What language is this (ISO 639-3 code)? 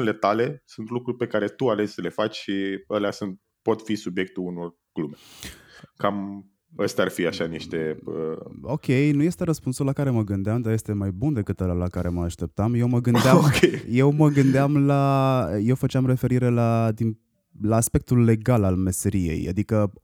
ron